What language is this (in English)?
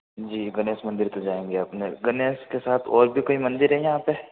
Hindi